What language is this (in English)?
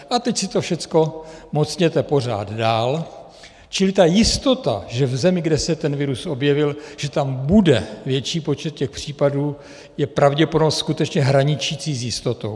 Czech